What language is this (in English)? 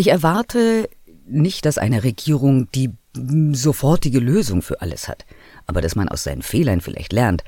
German